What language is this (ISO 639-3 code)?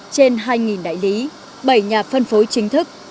vie